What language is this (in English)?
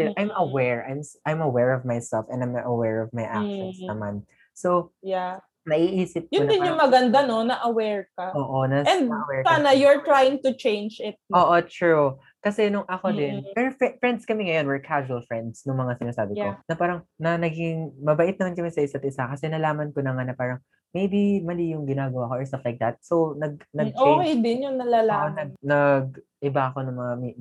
Filipino